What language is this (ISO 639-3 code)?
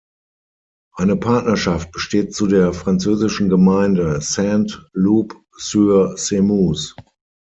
deu